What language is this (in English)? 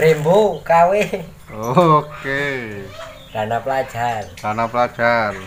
Indonesian